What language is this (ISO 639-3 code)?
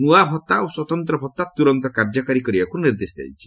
ori